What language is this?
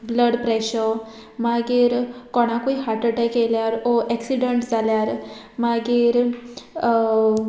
Konkani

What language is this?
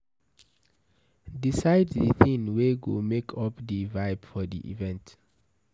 Nigerian Pidgin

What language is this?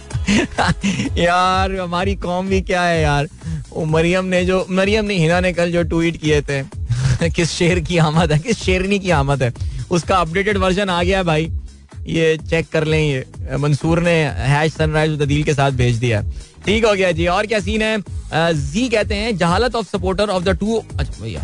Hindi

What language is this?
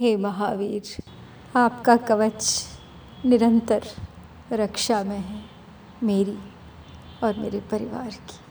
Hindi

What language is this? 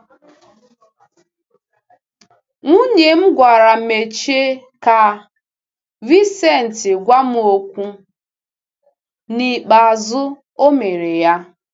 Igbo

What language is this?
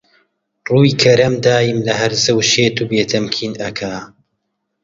Central Kurdish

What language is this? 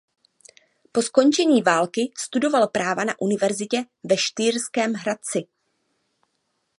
Czech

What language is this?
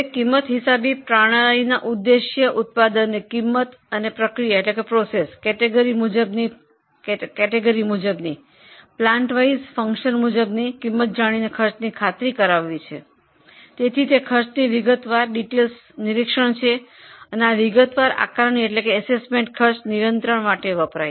Gujarati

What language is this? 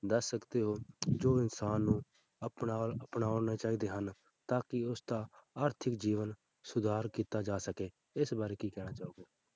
Punjabi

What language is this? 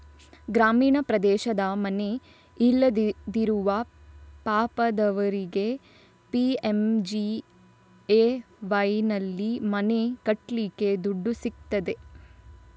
Kannada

